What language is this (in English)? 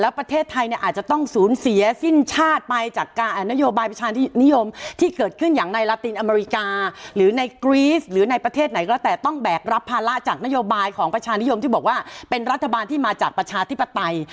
Thai